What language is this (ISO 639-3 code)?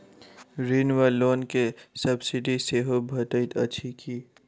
mai